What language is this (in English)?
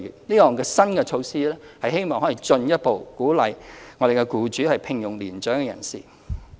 Cantonese